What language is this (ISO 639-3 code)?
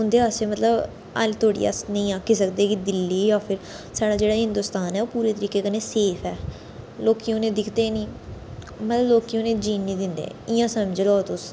doi